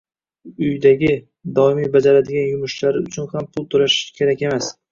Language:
Uzbek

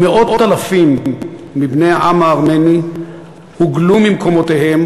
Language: Hebrew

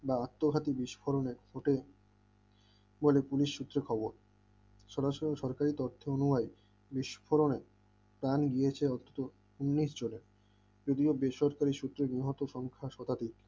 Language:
Bangla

